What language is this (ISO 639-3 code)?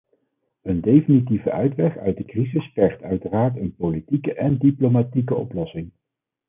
nld